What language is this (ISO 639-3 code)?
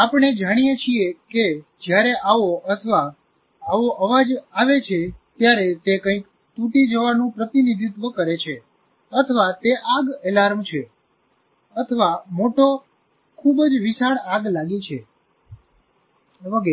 guj